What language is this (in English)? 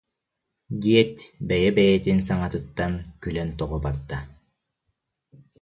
Yakut